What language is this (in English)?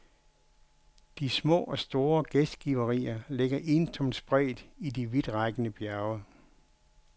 Danish